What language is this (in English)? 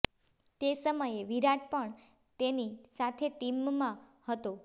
Gujarati